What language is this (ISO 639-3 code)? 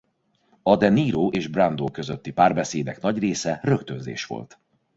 hun